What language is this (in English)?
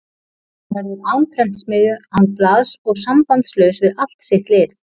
Icelandic